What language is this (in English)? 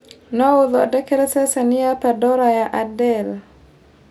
Kikuyu